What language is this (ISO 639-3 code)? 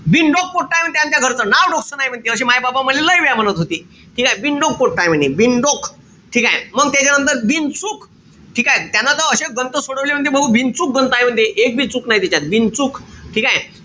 mar